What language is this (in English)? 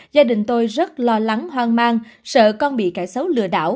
Vietnamese